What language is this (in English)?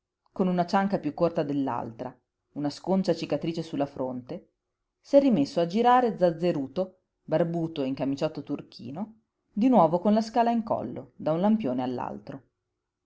Italian